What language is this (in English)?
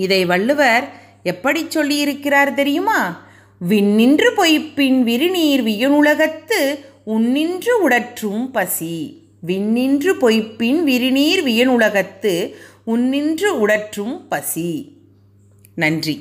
Tamil